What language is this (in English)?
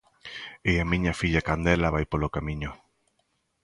Galician